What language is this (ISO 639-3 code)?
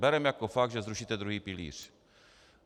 ces